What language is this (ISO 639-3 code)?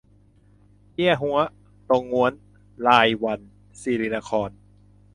tha